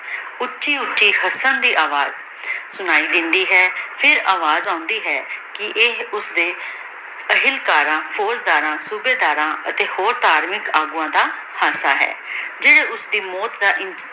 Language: Punjabi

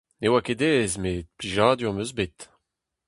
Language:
Breton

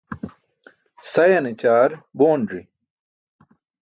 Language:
Burushaski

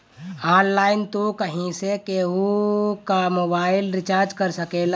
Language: Bhojpuri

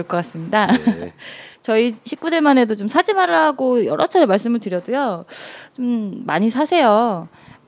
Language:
Korean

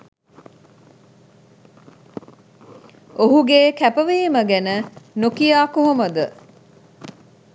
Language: Sinhala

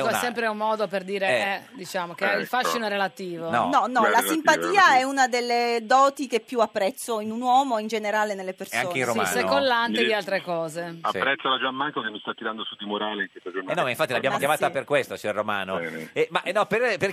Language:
Italian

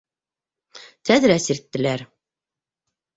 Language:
Bashkir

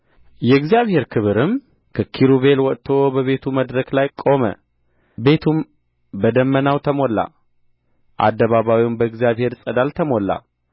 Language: Amharic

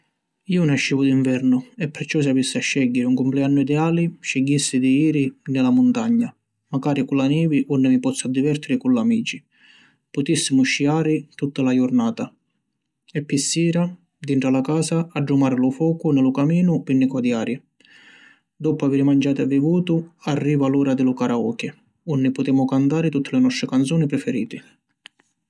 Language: Sicilian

